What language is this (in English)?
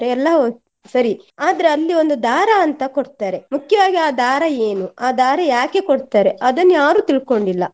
Kannada